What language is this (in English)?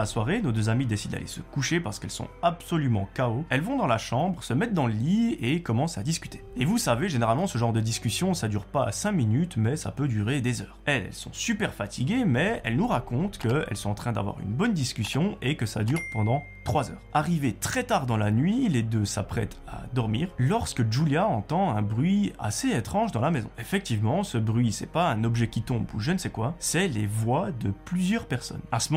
French